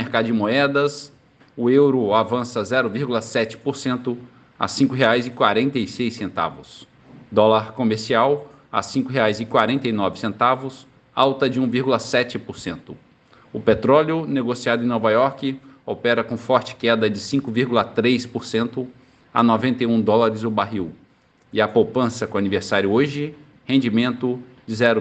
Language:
Portuguese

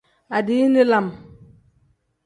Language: Tem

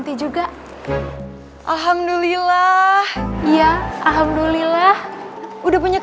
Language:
Indonesian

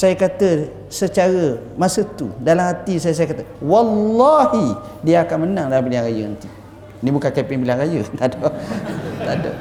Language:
Malay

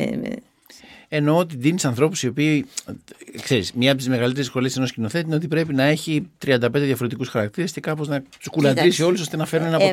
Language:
Greek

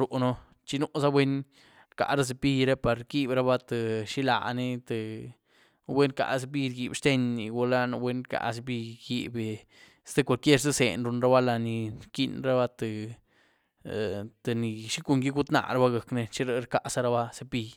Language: Güilá Zapotec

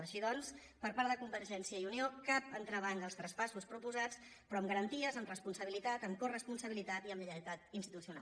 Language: Catalan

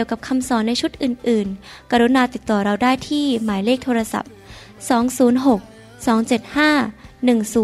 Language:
Thai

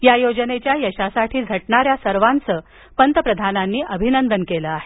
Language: Marathi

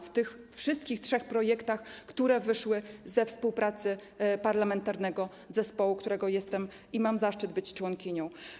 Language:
Polish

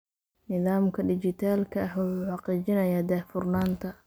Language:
Somali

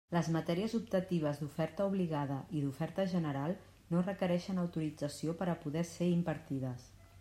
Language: Catalan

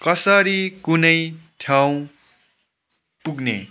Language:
Nepali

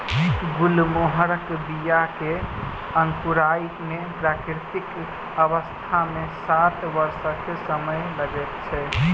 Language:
Maithili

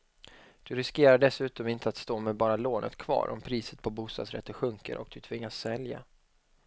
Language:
Swedish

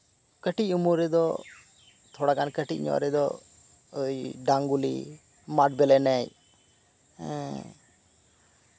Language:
Santali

